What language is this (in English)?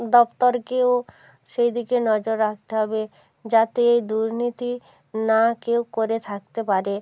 Bangla